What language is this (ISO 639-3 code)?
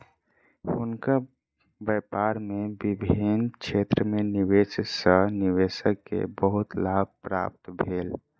mai